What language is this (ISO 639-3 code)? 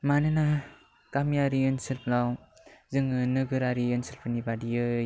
brx